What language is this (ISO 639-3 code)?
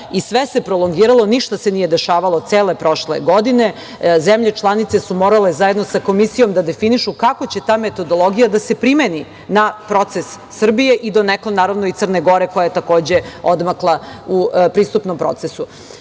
srp